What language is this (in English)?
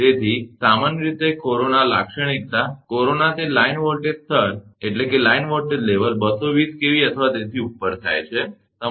Gujarati